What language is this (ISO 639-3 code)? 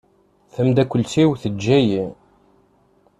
kab